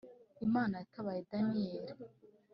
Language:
Kinyarwanda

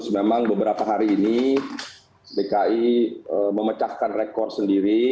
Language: Indonesian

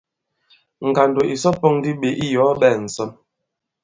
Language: Bankon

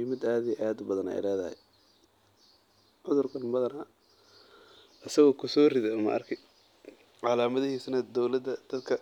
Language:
Somali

